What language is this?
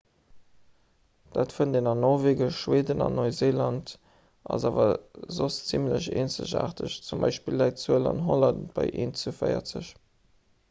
Luxembourgish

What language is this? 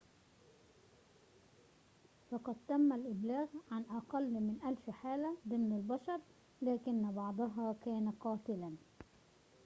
Arabic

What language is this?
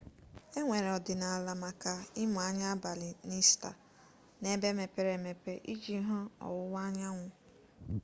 Igbo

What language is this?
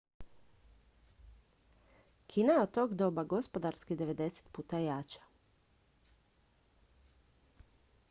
Croatian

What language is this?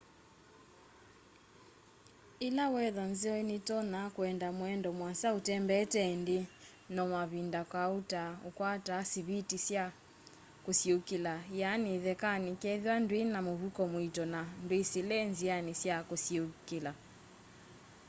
Kamba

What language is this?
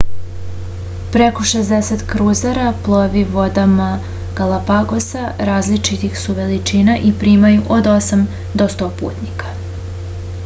Serbian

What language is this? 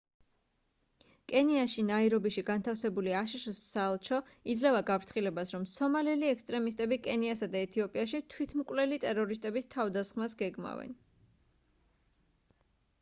Georgian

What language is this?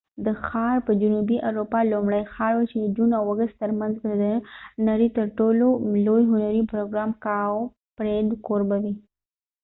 Pashto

